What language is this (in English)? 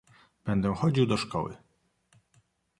Polish